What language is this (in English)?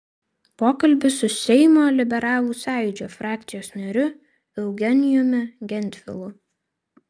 Lithuanian